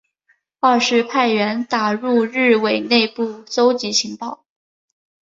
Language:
Chinese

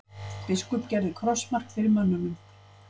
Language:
Icelandic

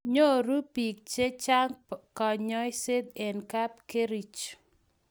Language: Kalenjin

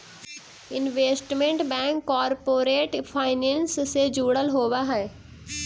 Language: Magahi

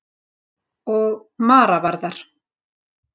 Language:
Icelandic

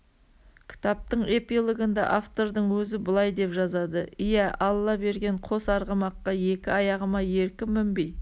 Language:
Kazakh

